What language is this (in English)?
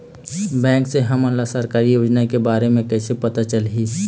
Chhattisgarhi